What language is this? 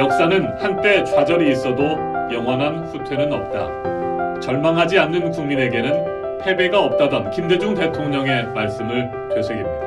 Korean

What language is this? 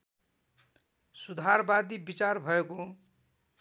Nepali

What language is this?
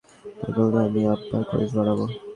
Bangla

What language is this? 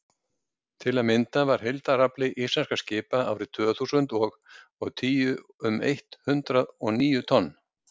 Icelandic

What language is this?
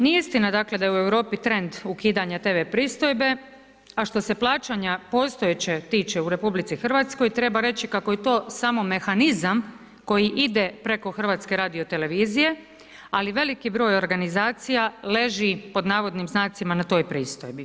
Croatian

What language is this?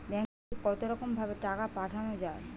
Bangla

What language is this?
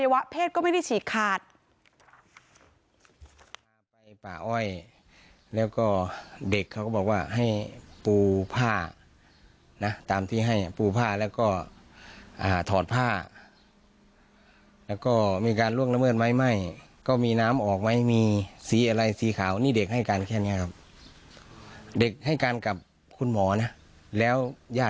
Thai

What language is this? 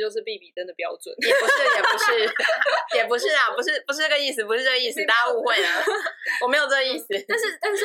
Chinese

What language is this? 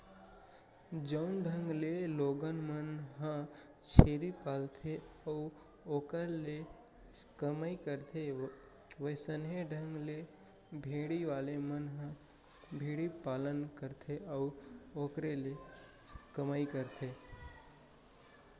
Chhattisgarhi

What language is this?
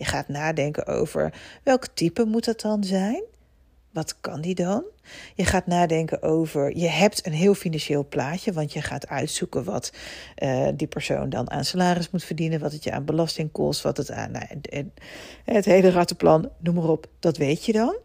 Dutch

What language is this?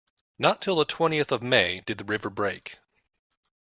English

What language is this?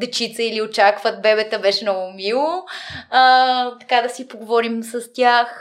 Bulgarian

